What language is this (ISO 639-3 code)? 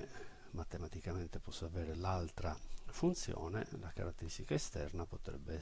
ita